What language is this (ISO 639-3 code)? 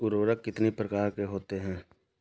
hin